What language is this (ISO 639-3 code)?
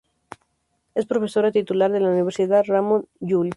spa